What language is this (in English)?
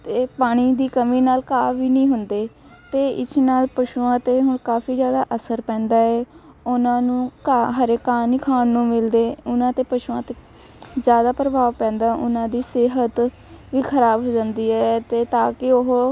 Punjabi